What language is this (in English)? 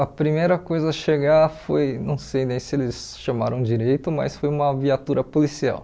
Portuguese